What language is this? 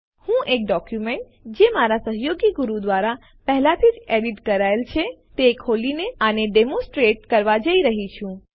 Gujarati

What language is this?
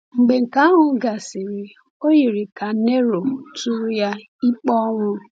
Igbo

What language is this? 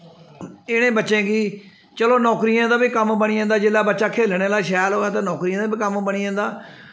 Dogri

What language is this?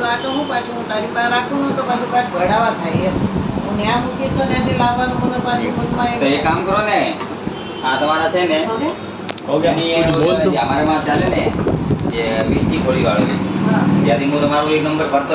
Gujarati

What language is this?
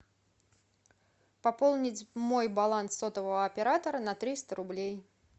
Russian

